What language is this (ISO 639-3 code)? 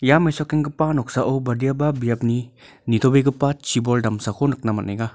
grt